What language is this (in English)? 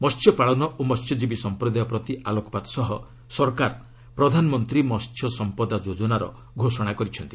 Odia